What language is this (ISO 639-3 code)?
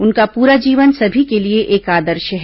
hin